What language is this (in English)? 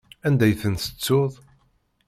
Kabyle